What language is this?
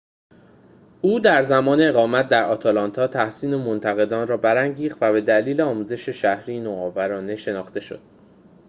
Persian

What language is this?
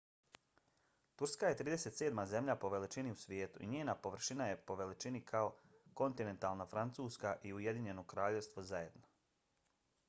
Bosnian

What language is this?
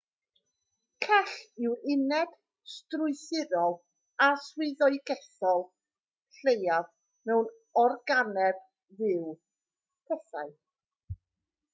Welsh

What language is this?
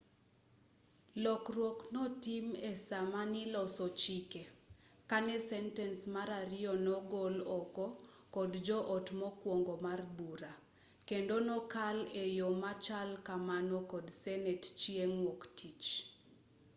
Luo (Kenya and Tanzania)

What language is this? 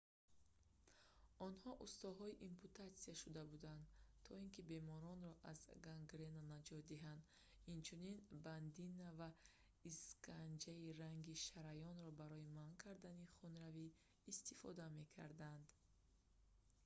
Tajik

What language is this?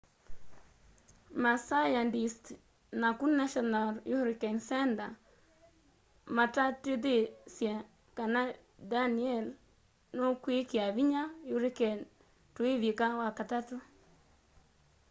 Kamba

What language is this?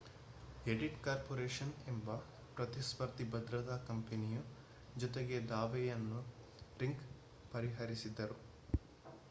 Kannada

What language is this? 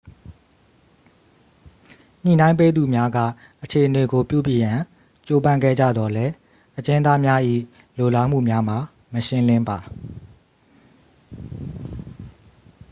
Burmese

